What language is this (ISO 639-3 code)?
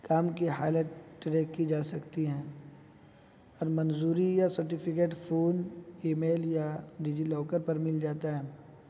urd